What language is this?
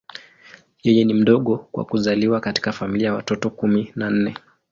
Swahili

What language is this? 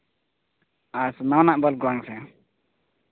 Santali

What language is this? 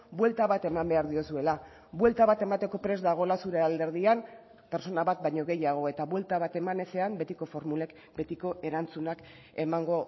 Basque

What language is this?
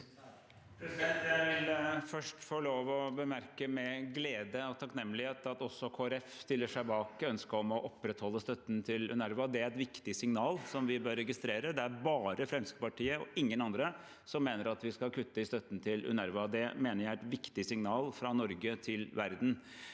Norwegian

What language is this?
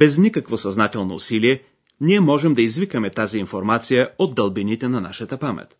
Bulgarian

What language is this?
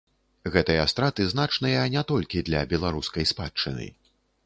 Belarusian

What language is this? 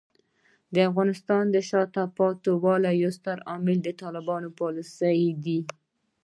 Pashto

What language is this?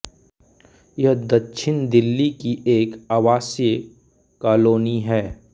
Hindi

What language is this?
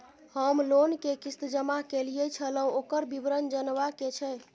Maithili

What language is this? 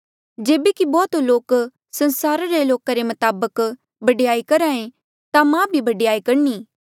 Mandeali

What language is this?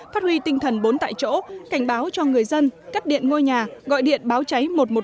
Vietnamese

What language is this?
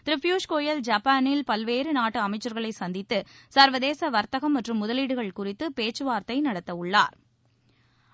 Tamil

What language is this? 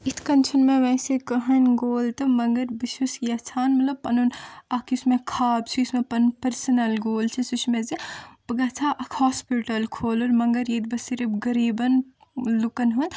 Kashmiri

